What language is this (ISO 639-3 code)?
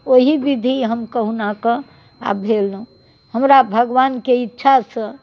mai